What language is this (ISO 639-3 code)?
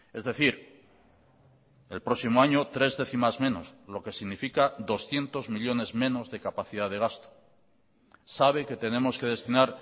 spa